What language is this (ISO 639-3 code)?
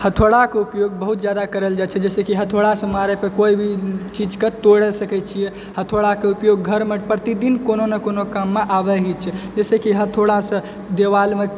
mai